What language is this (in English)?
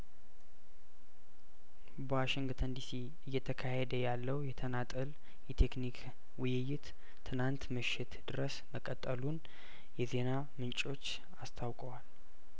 Amharic